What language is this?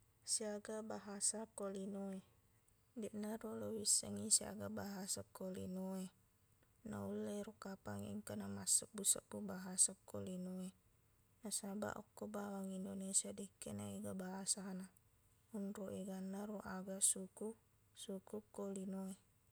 Buginese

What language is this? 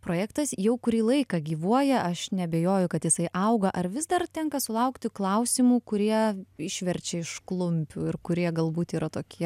Lithuanian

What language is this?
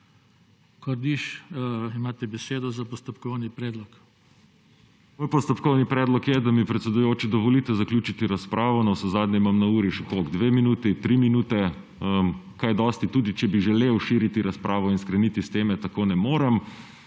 Slovenian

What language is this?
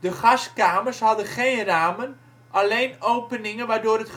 Dutch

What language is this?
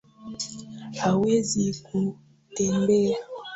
Swahili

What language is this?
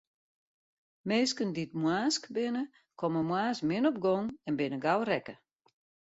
Western Frisian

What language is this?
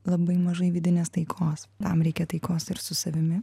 Lithuanian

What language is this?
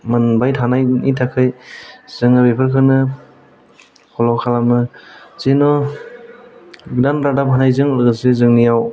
Bodo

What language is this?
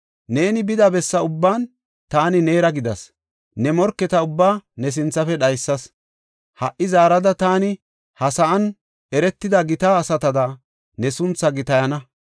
Gofa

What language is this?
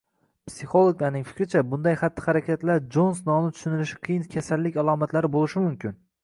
Uzbek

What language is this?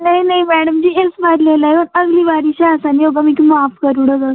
Dogri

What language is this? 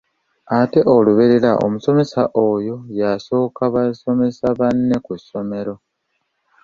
Ganda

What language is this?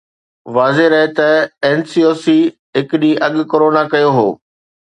Sindhi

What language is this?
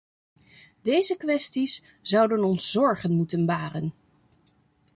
Dutch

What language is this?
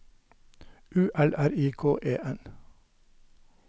Norwegian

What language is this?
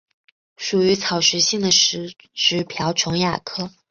Chinese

